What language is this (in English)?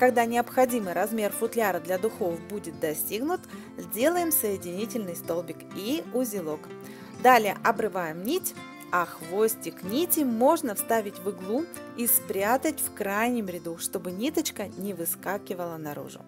Russian